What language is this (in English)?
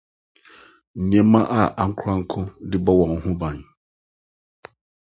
Akan